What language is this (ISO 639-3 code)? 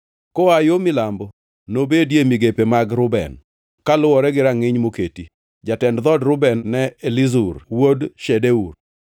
luo